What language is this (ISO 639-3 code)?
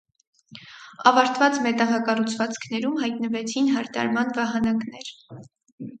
hye